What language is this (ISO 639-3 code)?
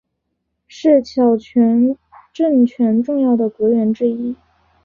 zho